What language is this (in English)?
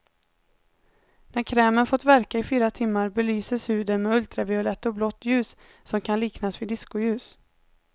Swedish